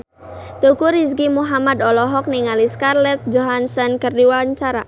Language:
Sundanese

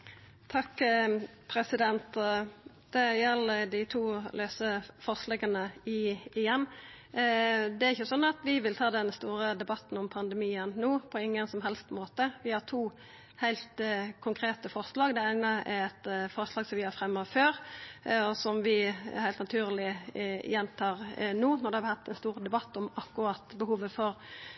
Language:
Norwegian Nynorsk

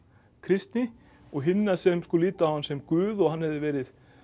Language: Icelandic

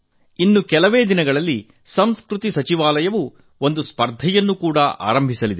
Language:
Kannada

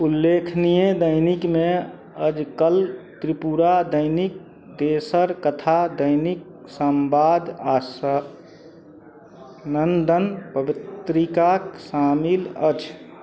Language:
Maithili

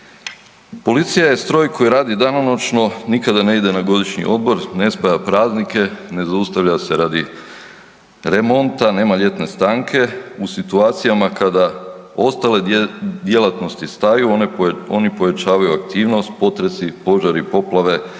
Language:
Croatian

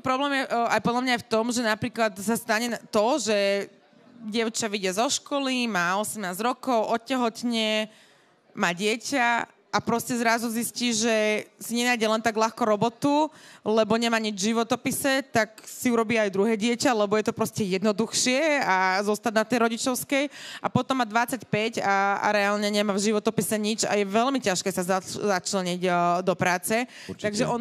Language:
Slovak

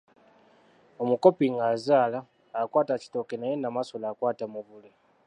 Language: Ganda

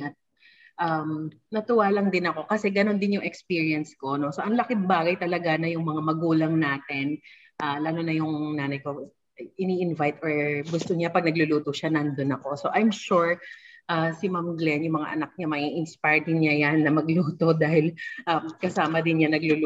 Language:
Filipino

